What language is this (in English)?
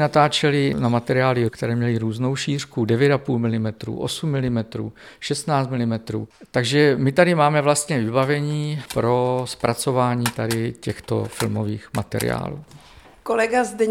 Czech